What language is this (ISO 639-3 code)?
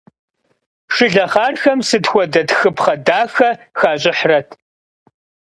kbd